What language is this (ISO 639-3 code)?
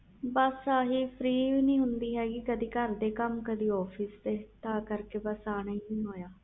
pan